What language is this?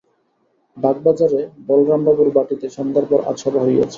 Bangla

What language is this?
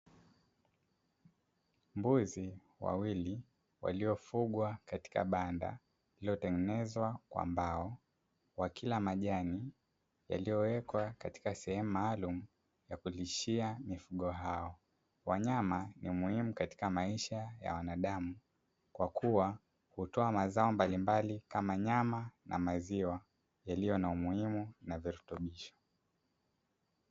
Swahili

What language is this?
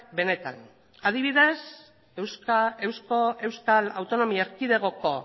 Basque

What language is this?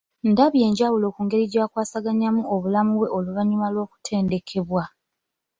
Ganda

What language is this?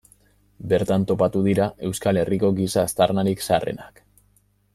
Basque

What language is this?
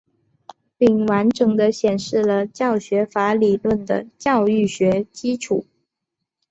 Chinese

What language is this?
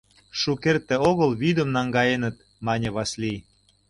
Mari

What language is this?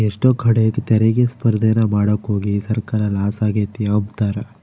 Kannada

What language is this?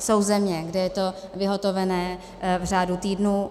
Czech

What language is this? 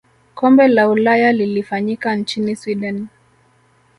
Swahili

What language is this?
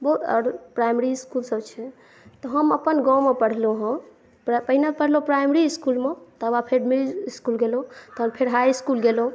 Maithili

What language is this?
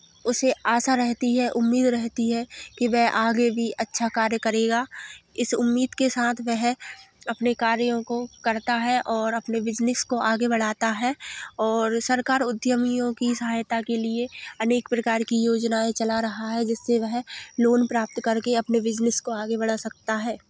Hindi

